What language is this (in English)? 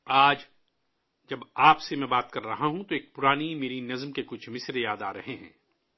Urdu